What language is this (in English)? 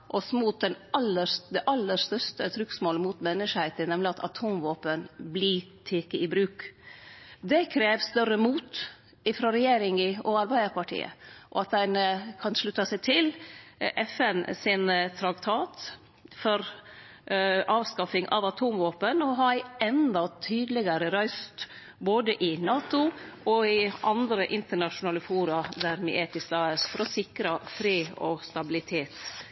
Norwegian Nynorsk